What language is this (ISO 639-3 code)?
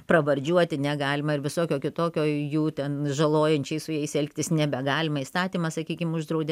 lit